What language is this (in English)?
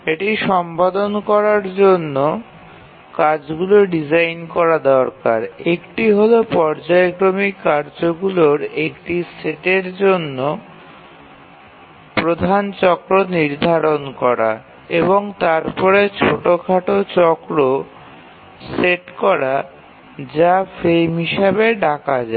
Bangla